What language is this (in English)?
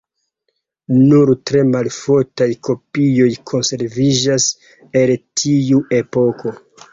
Esperanto